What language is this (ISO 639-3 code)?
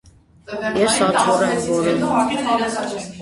hye